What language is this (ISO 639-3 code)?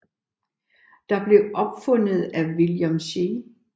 dan